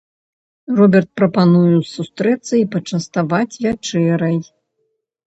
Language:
Belarusian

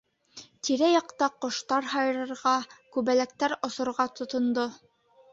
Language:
Bashkir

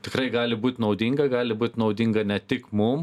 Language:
Lithuanian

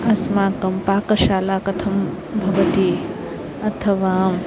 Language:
Sanskrit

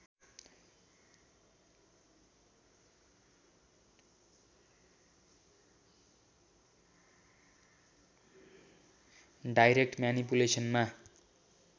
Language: Nepali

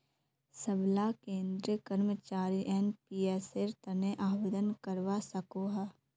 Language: Magahi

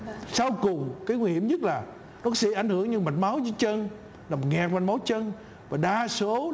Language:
Vietnamese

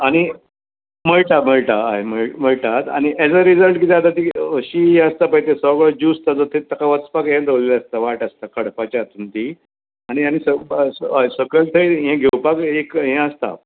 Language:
Konkani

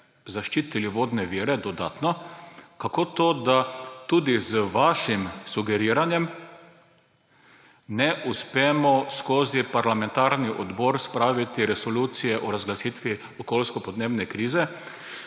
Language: Slovenian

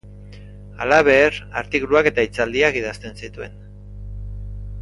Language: Basque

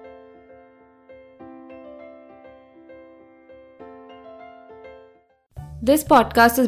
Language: Hindi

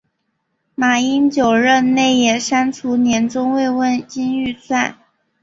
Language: Chinese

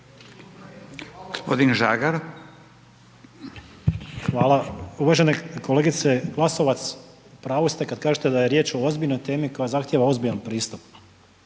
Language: Croatian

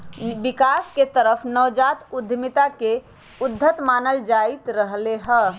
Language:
Magahi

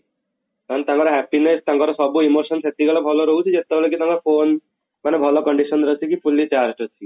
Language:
Odia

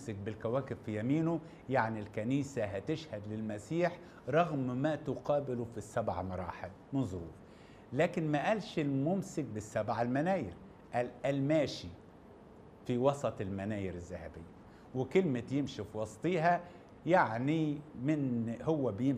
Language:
Arabic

